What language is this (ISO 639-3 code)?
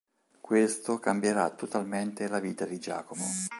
ita